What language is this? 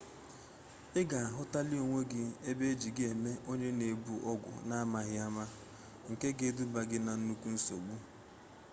Igbo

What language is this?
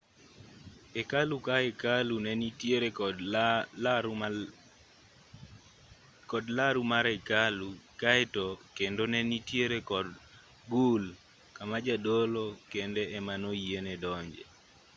Luo (Kenya and Tanzania)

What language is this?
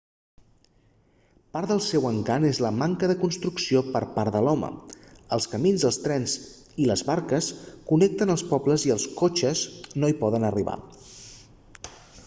Catalan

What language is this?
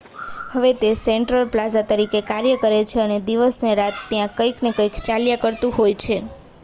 Gujarati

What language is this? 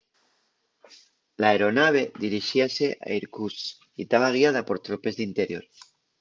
Asturian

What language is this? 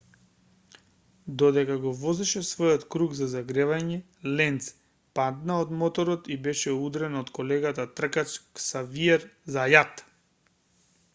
Macedonian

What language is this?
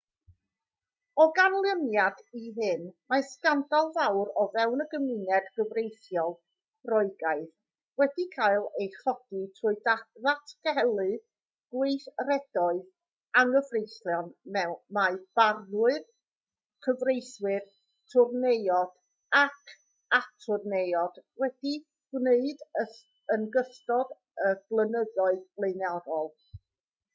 Welsh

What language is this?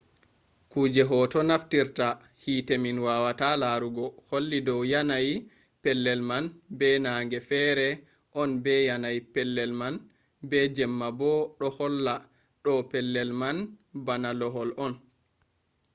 Fula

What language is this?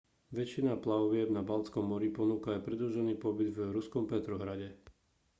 Slovak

